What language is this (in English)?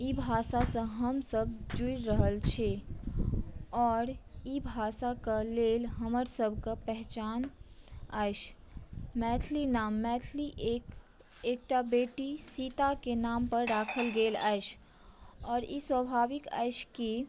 Maithili